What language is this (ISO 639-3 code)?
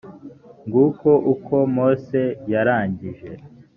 kin